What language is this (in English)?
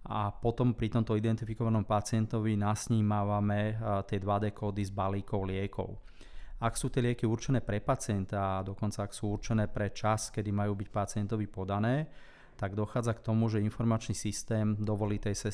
Slovak